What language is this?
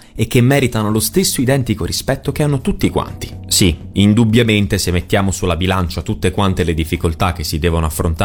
Italian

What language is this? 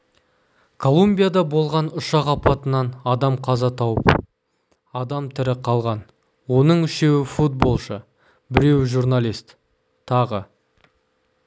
Kazakh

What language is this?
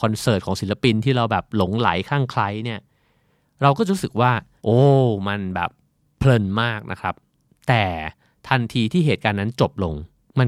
Thai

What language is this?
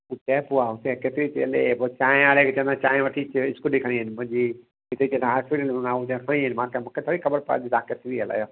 Sindhi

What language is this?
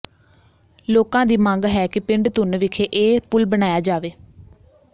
Punjabi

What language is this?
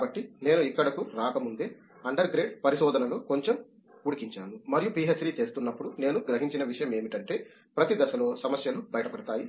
Telugu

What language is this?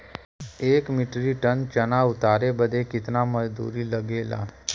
Bhojpuri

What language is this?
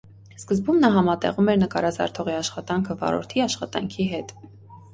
Armenian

